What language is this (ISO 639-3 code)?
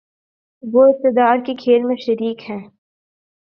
urd